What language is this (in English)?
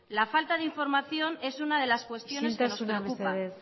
Spanish